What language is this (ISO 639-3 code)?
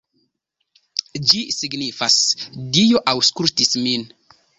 epo